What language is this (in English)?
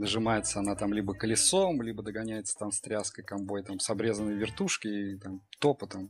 Russian